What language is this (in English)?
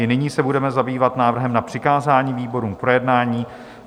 Czech